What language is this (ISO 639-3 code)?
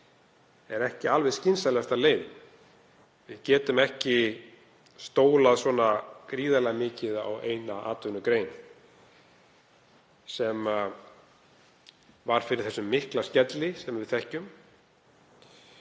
isl